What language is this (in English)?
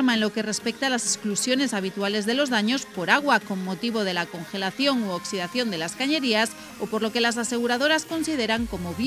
Spanish